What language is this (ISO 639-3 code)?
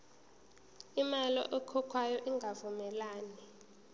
zul